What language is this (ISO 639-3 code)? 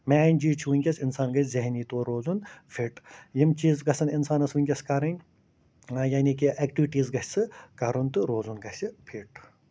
kas